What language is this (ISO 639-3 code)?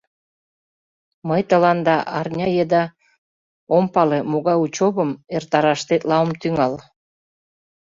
chm